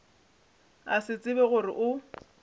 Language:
Northern Sotho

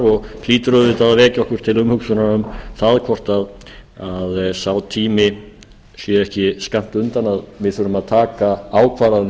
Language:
Icelandic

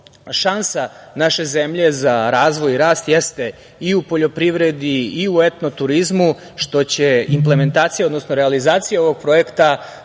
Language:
Serbian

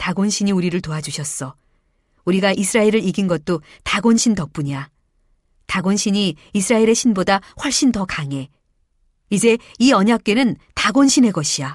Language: Korean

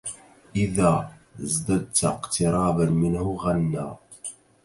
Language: Arabic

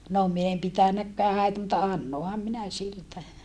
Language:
Finnish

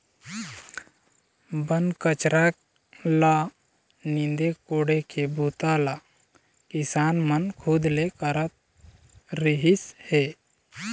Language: Chhattisgarhi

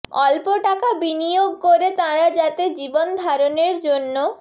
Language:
Bangla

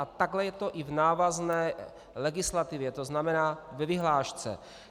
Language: Czech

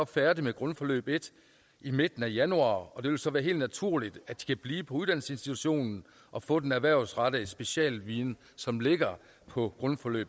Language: Danish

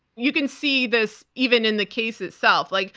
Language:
English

